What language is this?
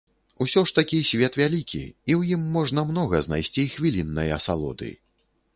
Belarusian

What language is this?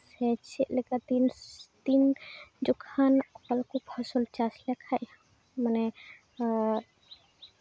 Santali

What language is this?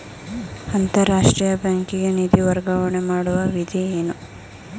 Kannada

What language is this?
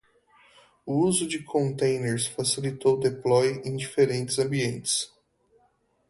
Portuguese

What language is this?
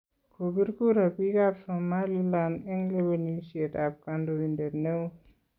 Kalenjin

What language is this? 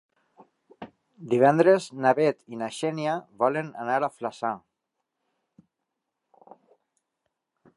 Catalan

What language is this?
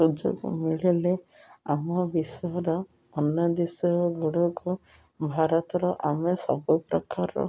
Odia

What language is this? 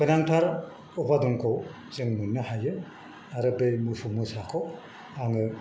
Bodo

